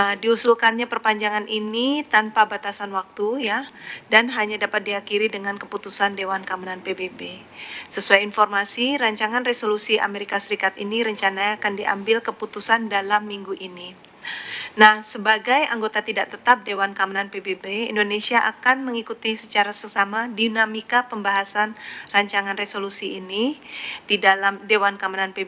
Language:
Indonesian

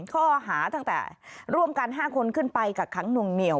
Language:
Thai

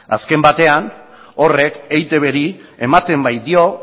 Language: Basque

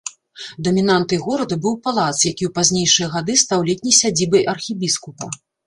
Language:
Belarusian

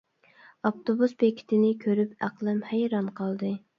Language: Uyghur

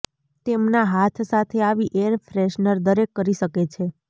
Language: Gujarati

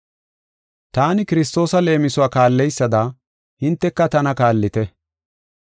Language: Gofa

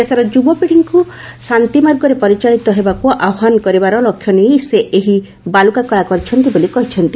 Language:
Odia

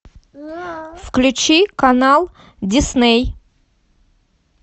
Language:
Russian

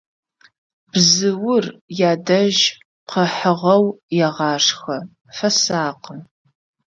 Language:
Adyghe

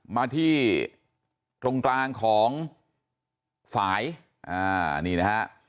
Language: Thai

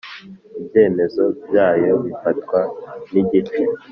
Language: Kinyarwanda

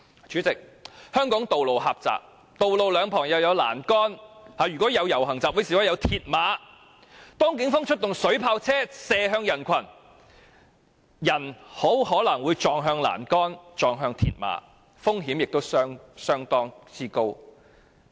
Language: Cantonese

